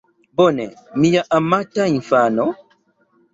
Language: Esperanto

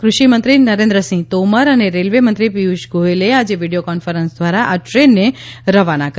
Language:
Gujarati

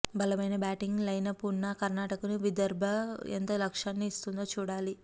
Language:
Telugu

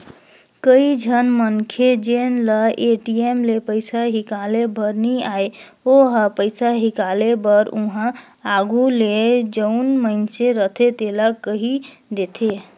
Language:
Chhattisgarhi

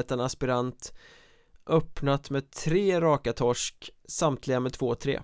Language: Swedish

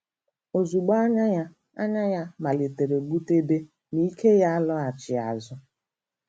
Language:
Igbo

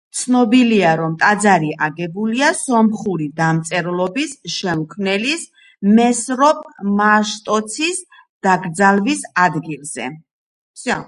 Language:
Georgian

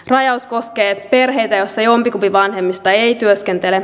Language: Finnish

